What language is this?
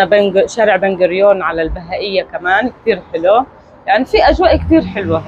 Arabic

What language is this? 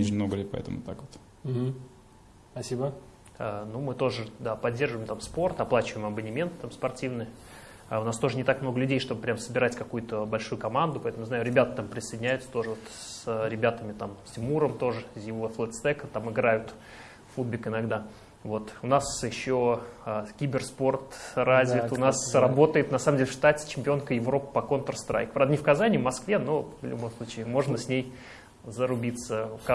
Russian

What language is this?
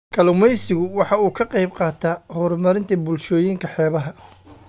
Somali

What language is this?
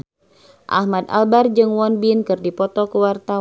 Sundanese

